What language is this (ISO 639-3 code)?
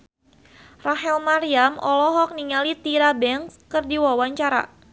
sun